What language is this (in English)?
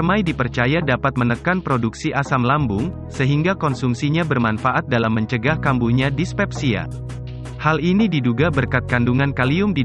Indonesian